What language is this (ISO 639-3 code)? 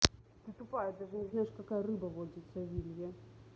rus